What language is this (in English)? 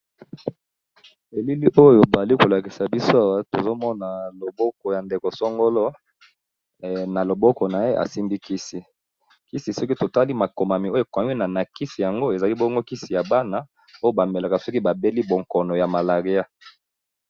Lingala